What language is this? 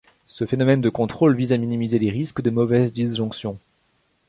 French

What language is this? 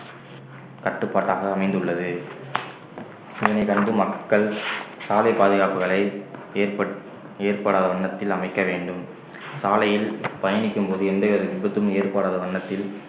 Tamil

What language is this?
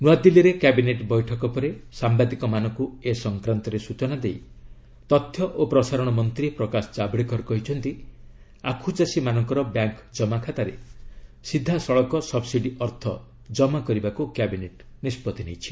Odia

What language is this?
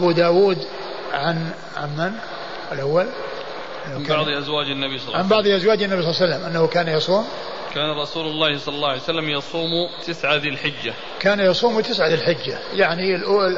Arabic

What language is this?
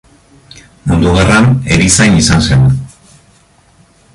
Basque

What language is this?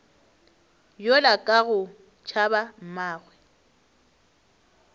Northern Sotho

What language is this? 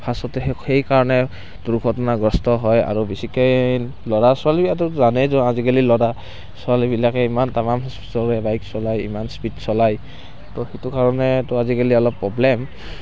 Assamese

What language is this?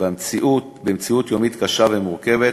Hebrew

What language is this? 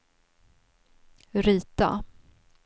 Swedish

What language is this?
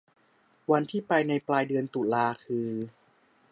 Thai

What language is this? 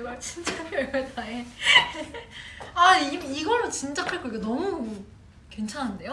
Korean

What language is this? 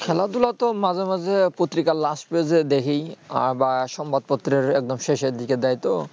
Bangla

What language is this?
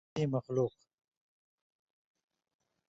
Indus Kohistani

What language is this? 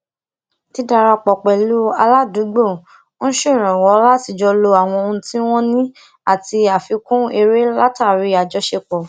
Yoruba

